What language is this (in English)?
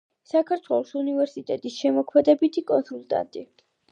Georgian